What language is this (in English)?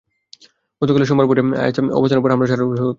Bangla